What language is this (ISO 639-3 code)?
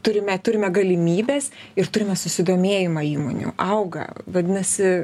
lit